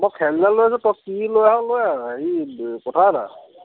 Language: Assamese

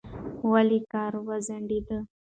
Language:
Pashto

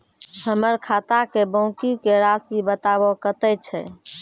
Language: Maithili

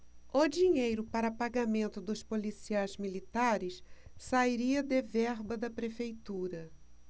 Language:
Portuguese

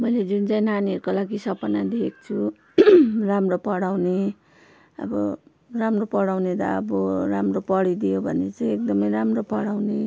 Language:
Nepali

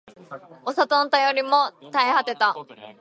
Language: Japanese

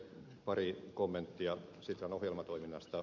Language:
Finnish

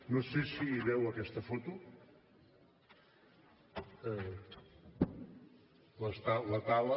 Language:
Catalan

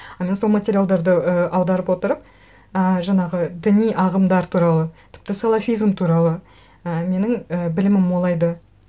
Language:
Kazakh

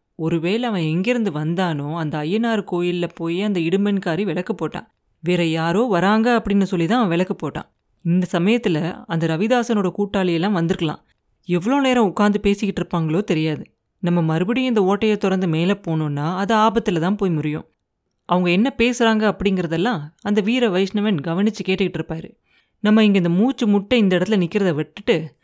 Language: Tamil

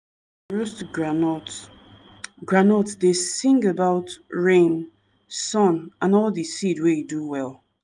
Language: Nigerian Pidgin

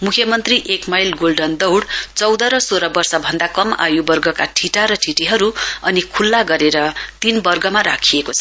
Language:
Nepali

